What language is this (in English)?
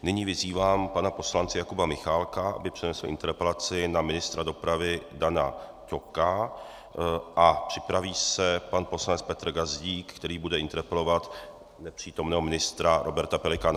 Czech